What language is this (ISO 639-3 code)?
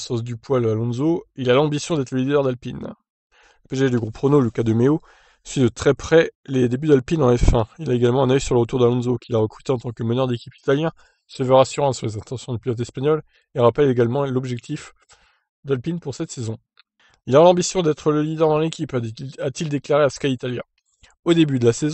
fra